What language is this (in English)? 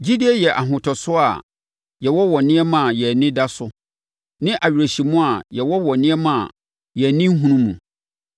Akan